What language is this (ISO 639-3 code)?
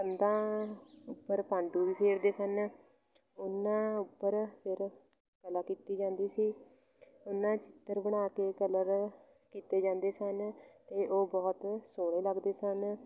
pan